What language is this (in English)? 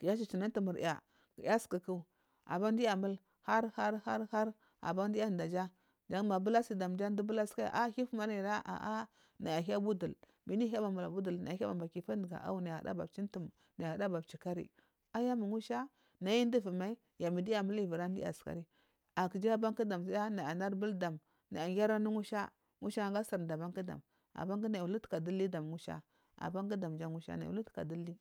Marghi South